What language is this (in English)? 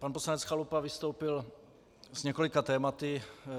Czech